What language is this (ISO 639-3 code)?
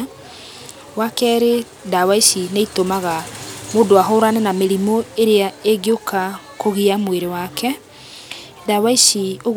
kik